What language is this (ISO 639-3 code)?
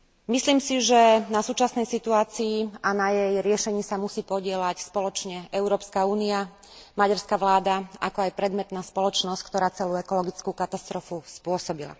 slk